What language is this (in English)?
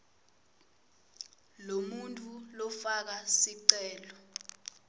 Swati